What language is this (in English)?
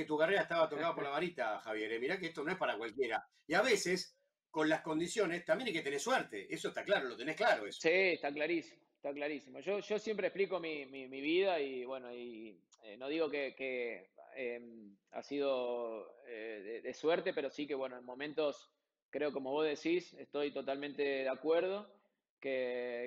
Spanish